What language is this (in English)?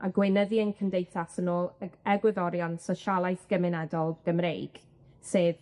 Welsh